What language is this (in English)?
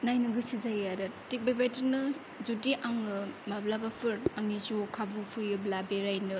Bodo